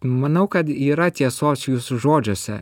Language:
Lithuanian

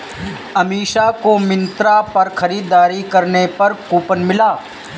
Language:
Hindi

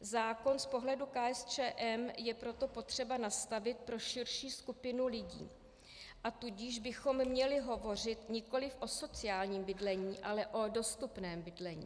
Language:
Czech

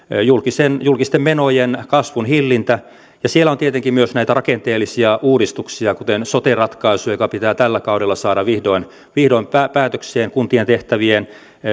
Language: Finnish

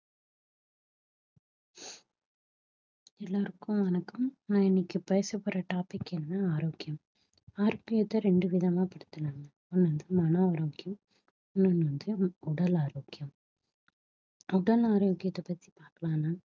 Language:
Tamil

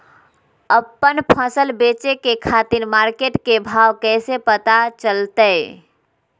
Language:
Magahi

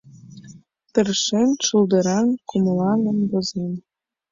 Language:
Mari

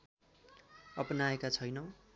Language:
Nepali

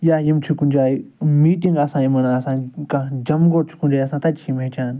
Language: Kashmiri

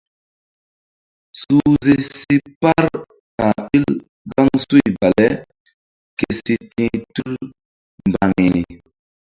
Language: Mbum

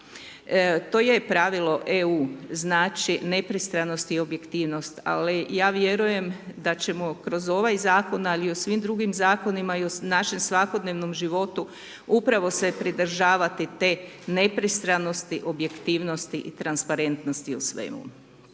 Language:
Croatian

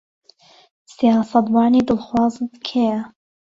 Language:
Central Kurdish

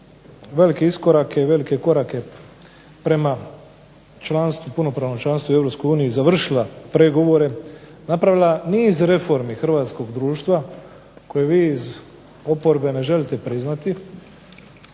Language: Croatian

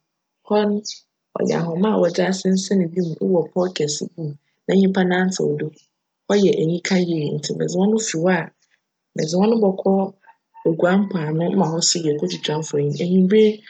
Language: Akan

